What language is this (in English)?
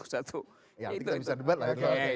Indonesian